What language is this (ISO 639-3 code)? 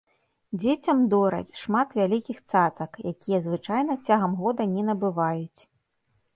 bel